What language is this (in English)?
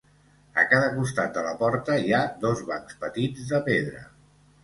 Catalan